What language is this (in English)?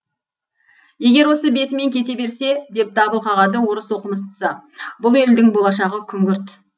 Kazakh